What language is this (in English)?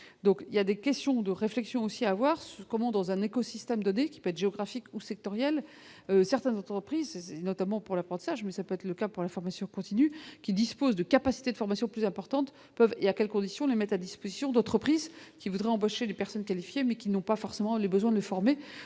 French